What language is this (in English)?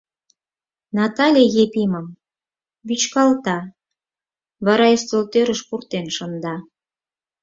Mari